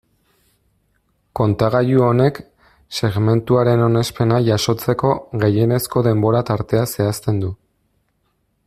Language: Basque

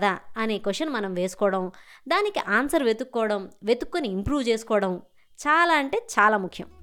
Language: Telugu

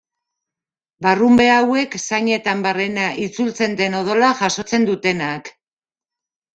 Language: Basque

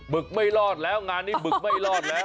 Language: Thai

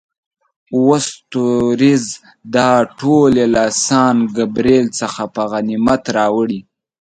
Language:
Pashto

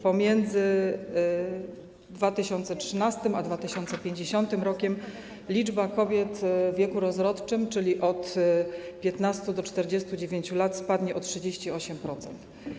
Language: Polish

